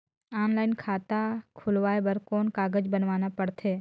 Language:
Chhattisgarhi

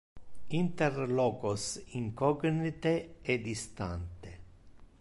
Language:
Interlingua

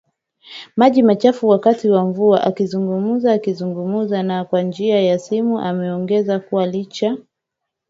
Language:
Swahili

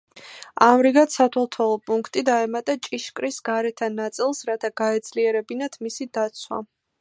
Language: Georgian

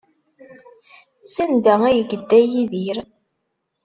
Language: Kabyle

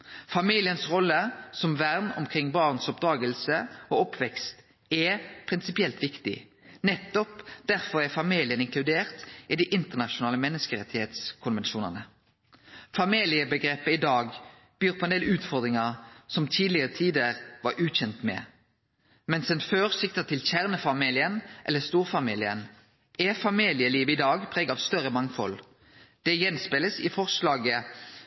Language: Norwegian Nynorsk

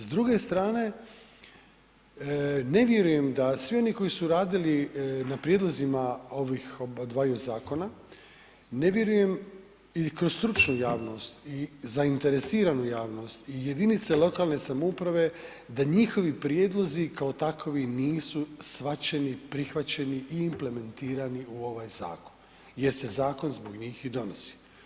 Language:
Croatian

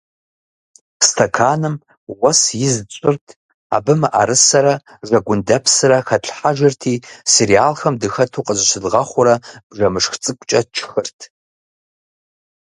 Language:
Kabardian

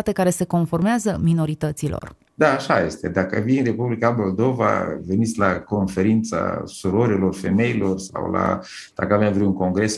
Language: Romanian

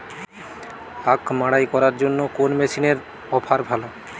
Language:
Bangla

